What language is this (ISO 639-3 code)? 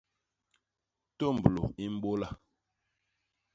bas